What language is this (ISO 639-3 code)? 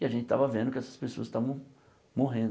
por